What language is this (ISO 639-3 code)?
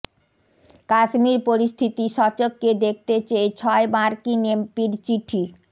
ben